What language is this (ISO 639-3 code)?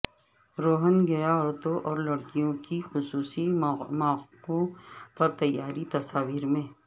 urd